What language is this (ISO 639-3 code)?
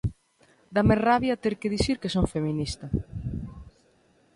glg